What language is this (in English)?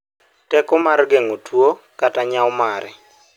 Luo (Kenya and Tanzania)